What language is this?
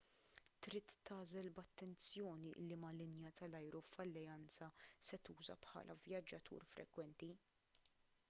Maltese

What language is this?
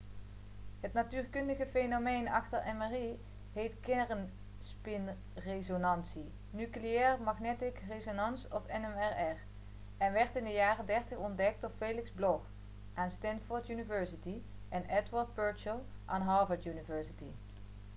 Dutch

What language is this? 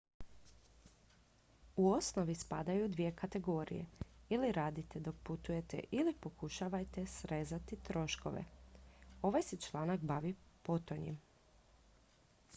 Croatian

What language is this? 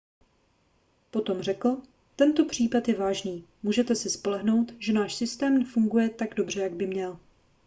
Czech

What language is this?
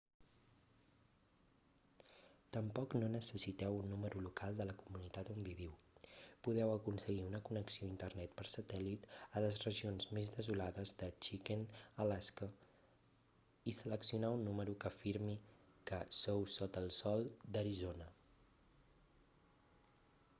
Catalan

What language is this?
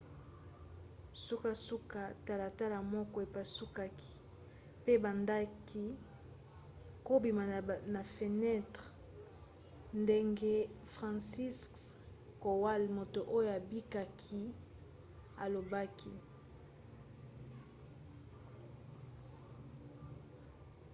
Lingala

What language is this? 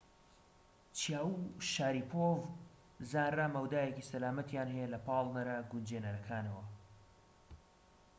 Central Kurdish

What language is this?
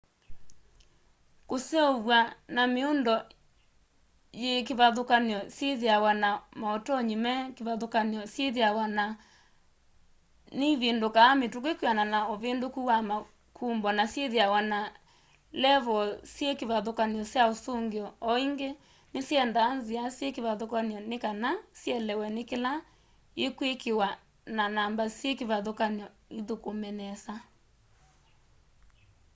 Kamba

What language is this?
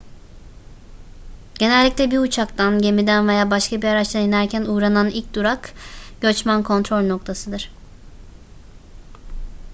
Turkish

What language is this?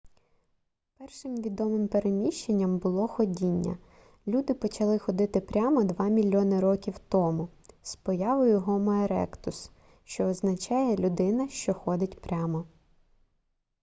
Ukrainian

